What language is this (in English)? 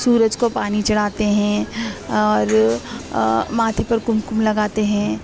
Urdu